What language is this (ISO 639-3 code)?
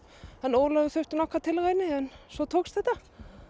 isl